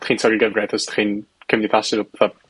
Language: Welsh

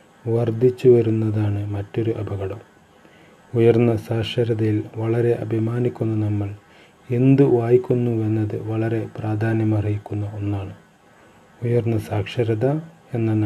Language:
Malayalam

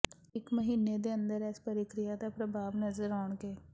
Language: Punjabi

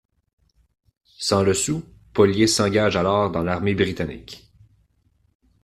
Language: French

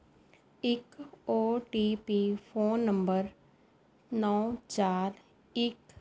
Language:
Punjabi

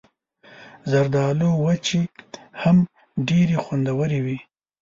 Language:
Pashto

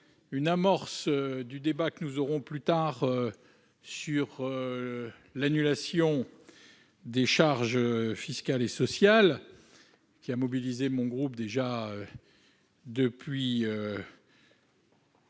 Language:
French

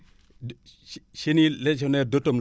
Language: Wolof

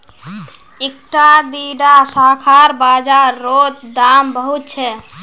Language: Magahi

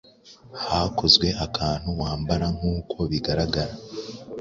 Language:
Kinyarwanda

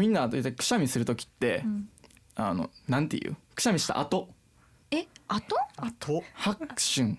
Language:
Japanese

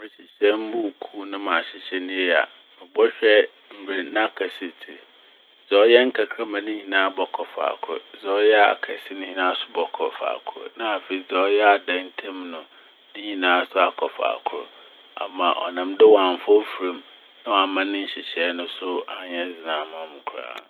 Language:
Akan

